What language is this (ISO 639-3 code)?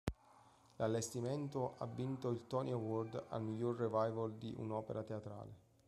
ita